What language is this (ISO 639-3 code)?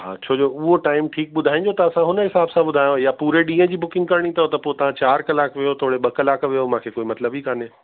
snd